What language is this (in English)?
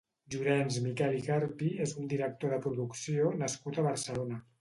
Catalan